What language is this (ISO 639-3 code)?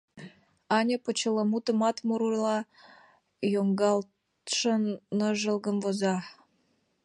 chm